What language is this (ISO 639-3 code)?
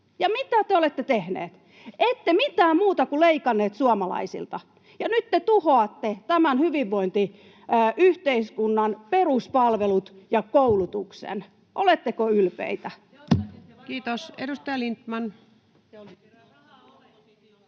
fin